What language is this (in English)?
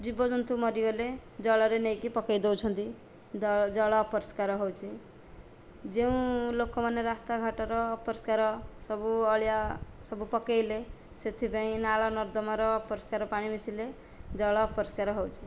Odia